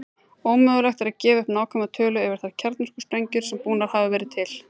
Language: Icelandic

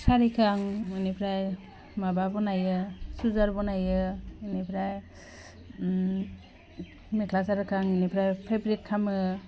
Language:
Bodo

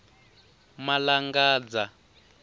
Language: Tsonga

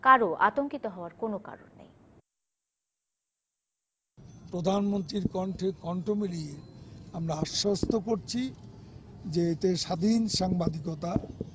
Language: Bangla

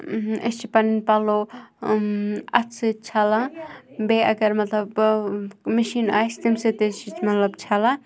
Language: Kashmiri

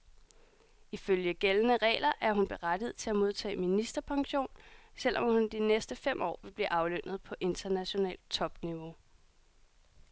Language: Danish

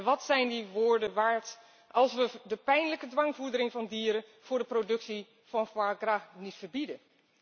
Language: Dutch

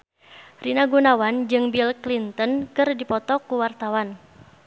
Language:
Sundanese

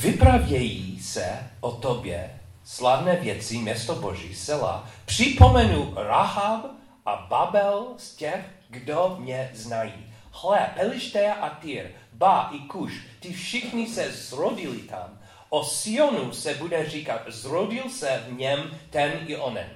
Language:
Czech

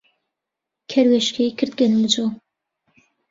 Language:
Central Kurdish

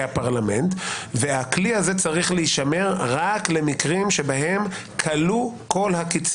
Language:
Hebrew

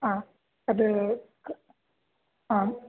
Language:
Sanskrit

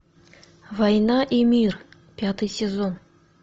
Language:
Russian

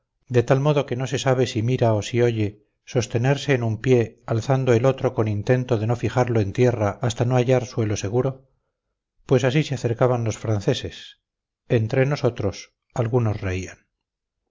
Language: Spanish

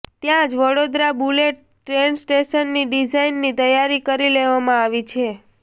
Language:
Gujarati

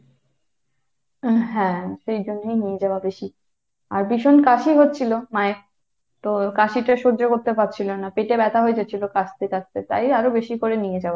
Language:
Bangla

